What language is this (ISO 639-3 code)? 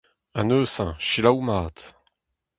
bre